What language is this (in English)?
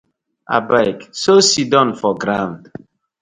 Nigerian Pidgin